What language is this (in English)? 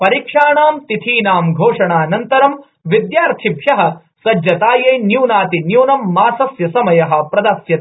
Sanskrit